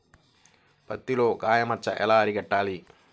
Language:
Telugu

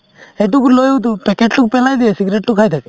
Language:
Assamese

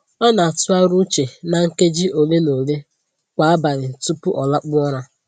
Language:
Igbo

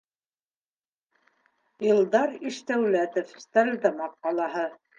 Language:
Bashkir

